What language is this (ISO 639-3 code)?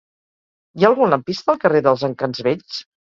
cat